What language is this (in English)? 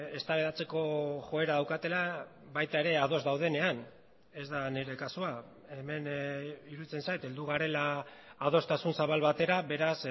Basque